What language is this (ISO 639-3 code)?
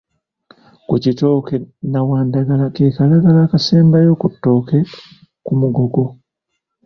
lug